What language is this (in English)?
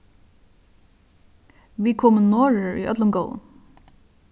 Faroese